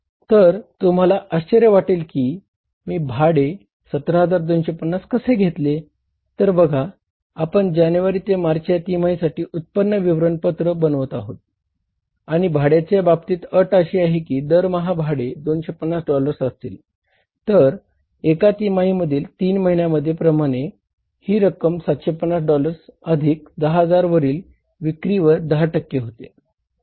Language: Marathi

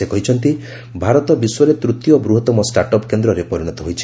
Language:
Odia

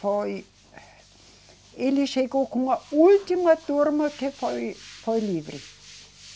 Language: Portuguese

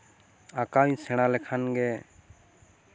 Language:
Santali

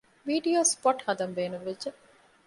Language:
Divehi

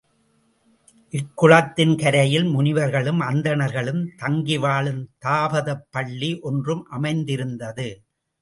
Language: Tamil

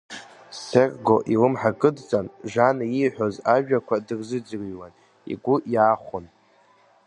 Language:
Abkhazian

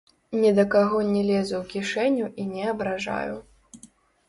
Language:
Belarusian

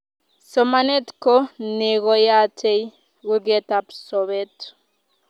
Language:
Kalenjin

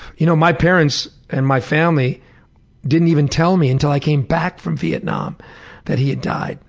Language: English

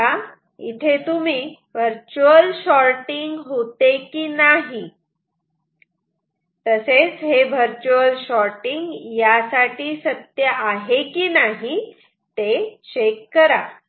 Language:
Marathi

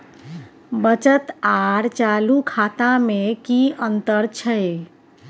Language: Maithili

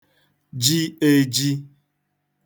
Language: Igbo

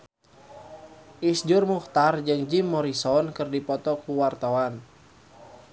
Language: Sundanese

